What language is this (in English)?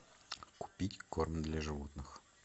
Russian